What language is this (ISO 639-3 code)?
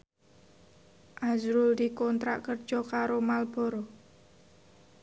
jav